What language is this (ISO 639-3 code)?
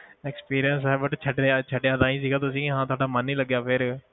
pan